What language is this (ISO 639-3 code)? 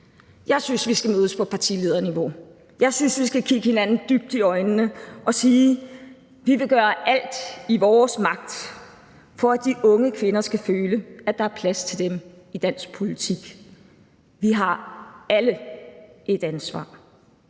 dan